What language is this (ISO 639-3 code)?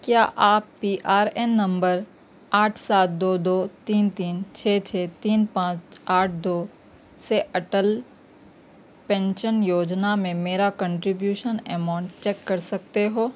urd